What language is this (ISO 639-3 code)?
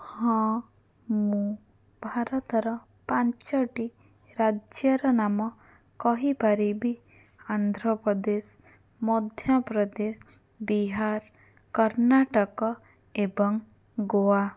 ori